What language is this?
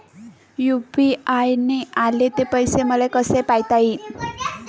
Marathi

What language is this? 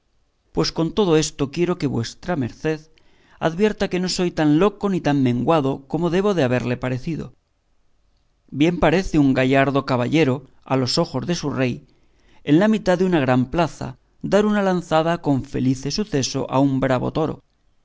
Spanish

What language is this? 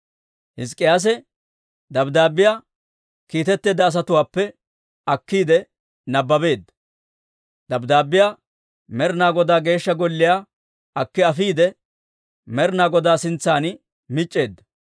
Dawro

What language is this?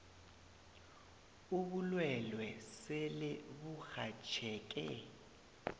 South Ndebele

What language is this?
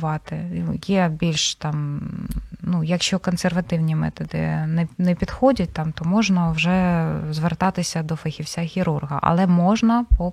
Ukrainian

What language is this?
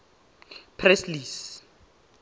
Tswana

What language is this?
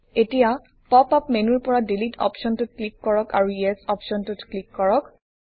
Assamese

